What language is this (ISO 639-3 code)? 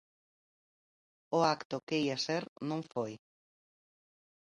glg